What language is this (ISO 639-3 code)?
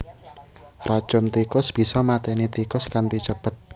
jav